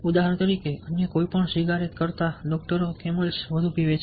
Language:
Gujarati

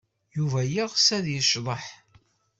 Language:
Kabyle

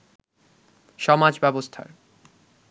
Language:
Bangla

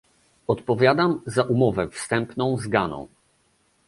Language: Polish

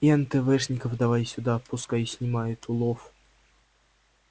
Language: Russian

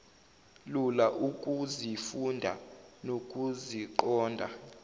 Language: Zulu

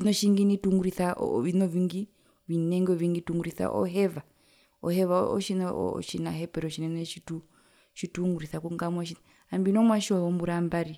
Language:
Herero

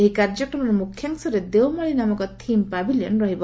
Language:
Odia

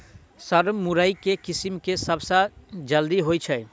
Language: Maithili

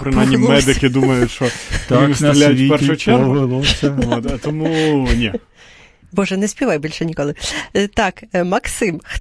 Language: Ukrainian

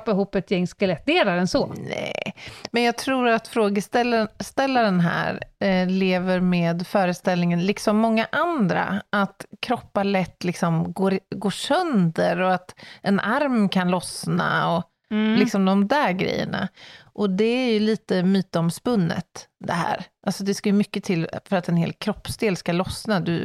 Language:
Swedish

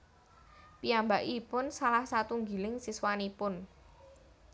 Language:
Javanese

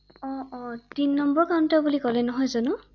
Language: Assamese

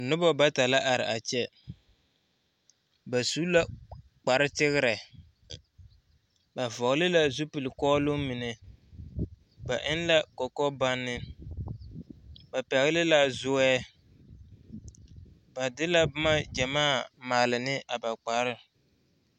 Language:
Southern Dagaare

